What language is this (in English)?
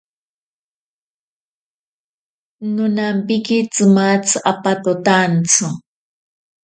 Ashéninka Perené